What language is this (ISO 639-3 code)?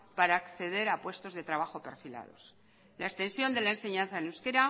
spa